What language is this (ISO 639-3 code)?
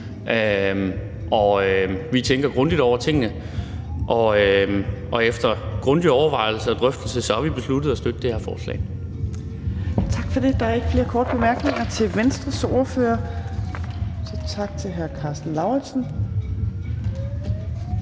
dan